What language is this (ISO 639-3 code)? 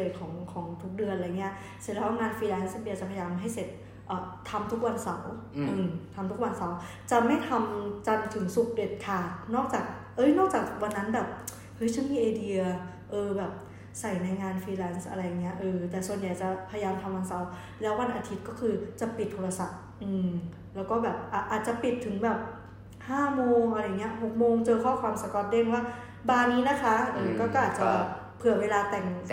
tha